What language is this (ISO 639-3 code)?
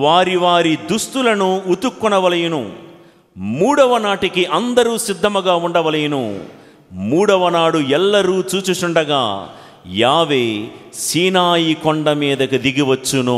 tel